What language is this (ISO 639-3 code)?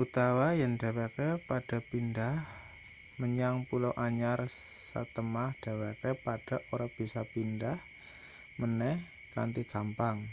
jav